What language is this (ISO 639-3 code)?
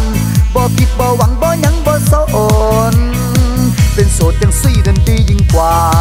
tha